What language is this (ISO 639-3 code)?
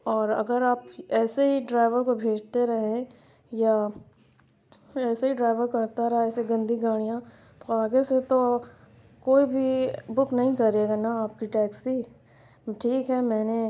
urd